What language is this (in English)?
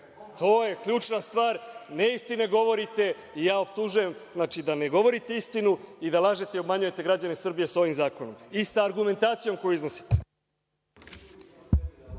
Serbian